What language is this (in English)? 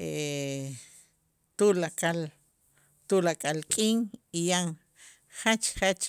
Itzá